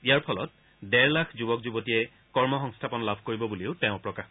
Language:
Assamese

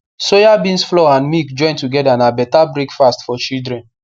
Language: Nigerian Pidgin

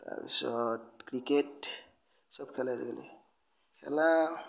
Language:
Assamese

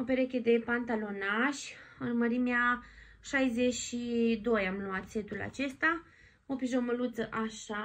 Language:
Romanian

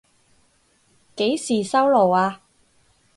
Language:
Cantonese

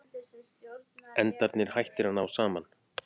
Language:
Icelandic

